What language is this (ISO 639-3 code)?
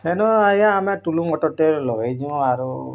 ori